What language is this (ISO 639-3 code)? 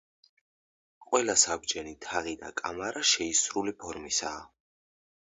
kat